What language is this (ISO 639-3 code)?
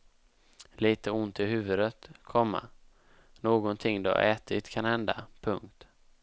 swe